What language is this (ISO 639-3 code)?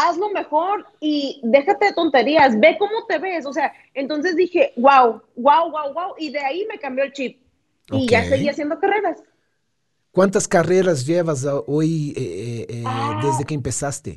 spa